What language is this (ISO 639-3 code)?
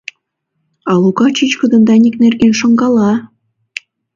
chm